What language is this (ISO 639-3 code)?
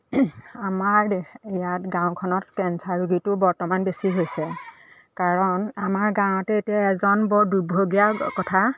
asm